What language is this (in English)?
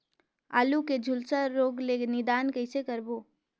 Chhattisgarhi